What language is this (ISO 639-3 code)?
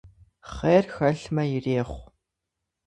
kbd